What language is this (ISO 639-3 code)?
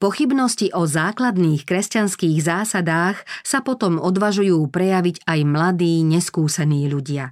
slk